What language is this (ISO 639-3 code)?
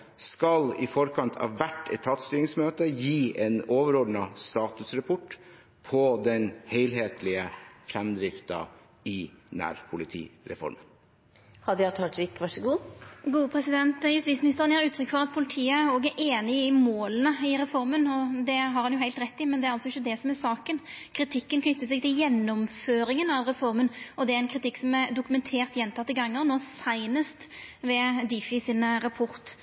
nor